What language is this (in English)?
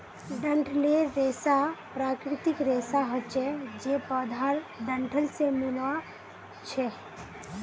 Magahi